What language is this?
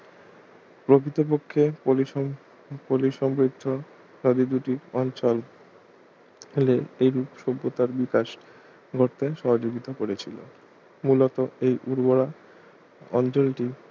Bangla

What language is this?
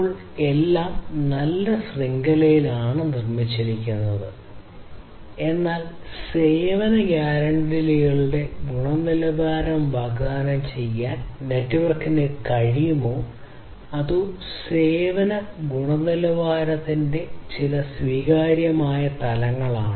Malayalam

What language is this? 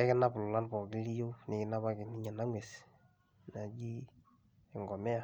Masai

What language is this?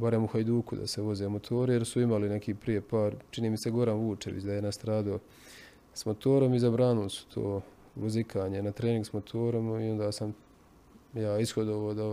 Croatian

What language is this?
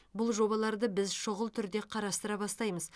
Kazakh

